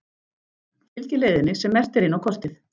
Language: Icelandic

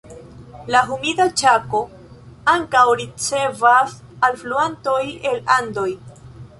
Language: Esperanto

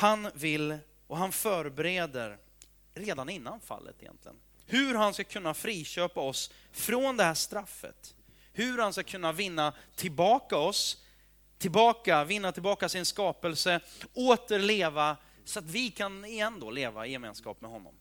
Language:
Swedish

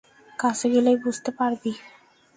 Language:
Bangla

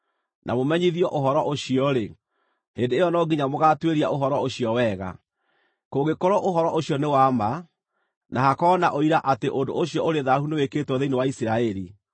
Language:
Kikuyu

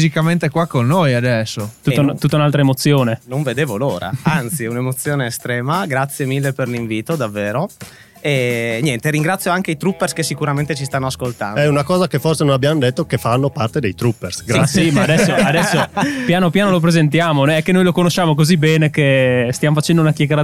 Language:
Italian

